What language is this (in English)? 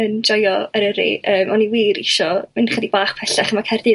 Welsh